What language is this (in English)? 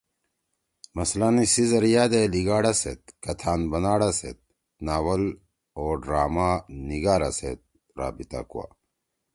Torwali